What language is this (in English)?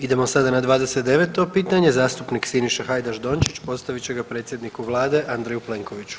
Croatian